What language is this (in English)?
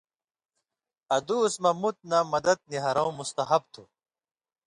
Indus Kohistani